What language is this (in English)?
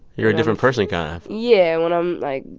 English